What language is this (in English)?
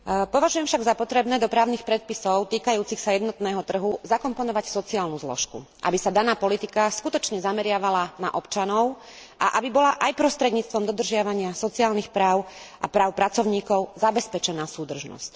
Slovak